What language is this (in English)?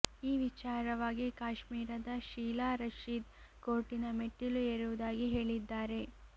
Kannada